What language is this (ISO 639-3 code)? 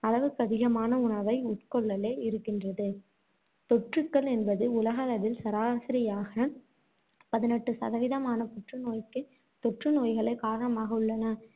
tam